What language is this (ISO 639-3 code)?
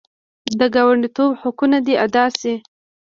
pus